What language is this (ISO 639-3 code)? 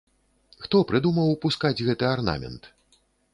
bel